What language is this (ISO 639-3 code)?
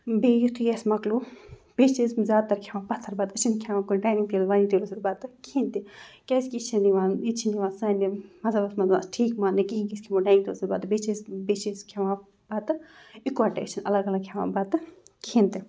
kas